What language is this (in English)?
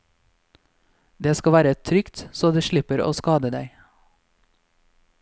Norwegian